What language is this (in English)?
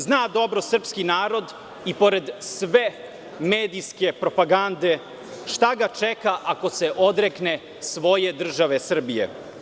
Serbian